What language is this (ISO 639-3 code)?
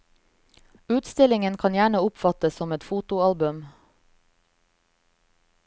nor